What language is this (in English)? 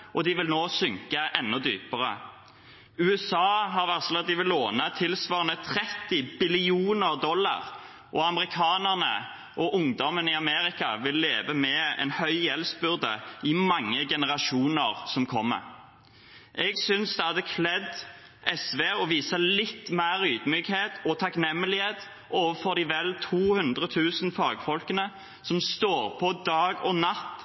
Norwegian Bokmål